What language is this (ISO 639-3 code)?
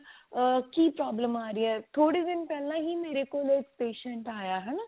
pan